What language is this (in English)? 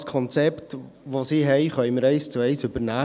Swiss German